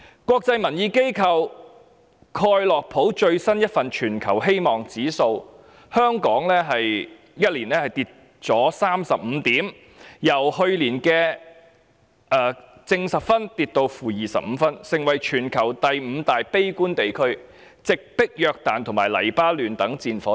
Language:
Cantonese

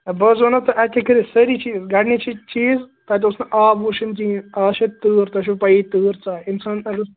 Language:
Kashmiri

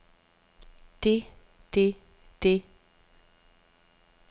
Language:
Danish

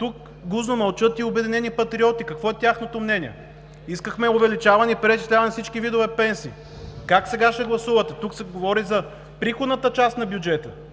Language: Bulgarian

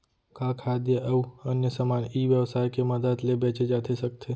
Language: Chhattisgarhi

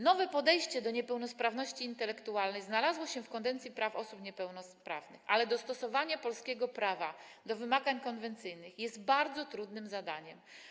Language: Polish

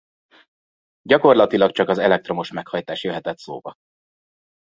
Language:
Hungarian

